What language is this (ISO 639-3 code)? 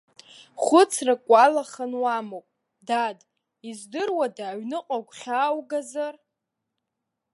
abk